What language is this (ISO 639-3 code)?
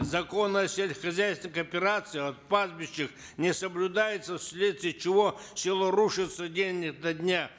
kaz